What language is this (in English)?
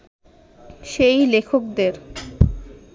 Bangla